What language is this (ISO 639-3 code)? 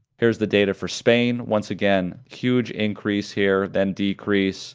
eng